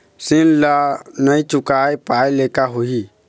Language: Chhattisgarhi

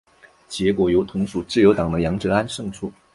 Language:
Chinese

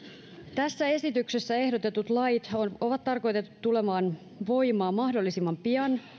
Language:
Finnish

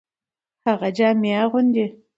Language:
Pashto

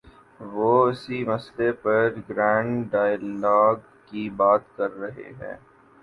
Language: Urdu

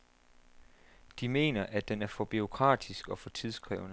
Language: Danish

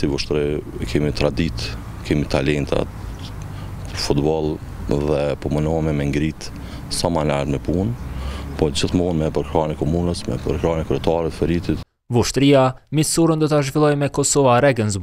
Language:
Romanian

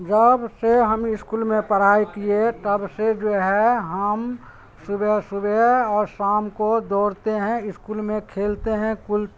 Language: Urdu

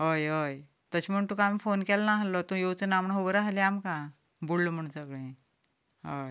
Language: Konkani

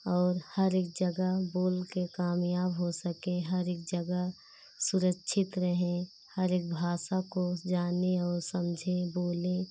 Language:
Hindi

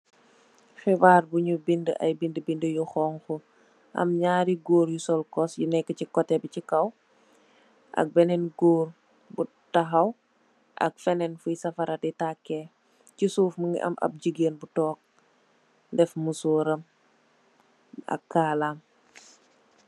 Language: Wolof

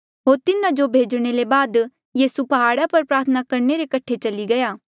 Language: Mandeali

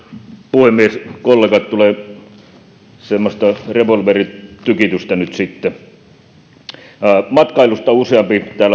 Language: Finnish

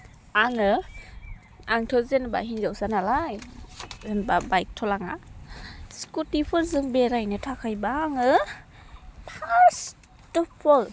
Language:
Bodo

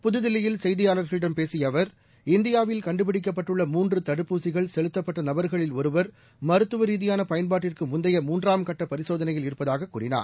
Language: Tamil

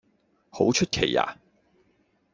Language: Cantonese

